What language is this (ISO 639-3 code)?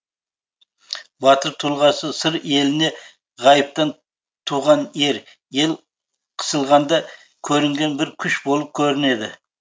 kaz